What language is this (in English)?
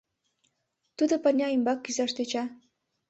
Mari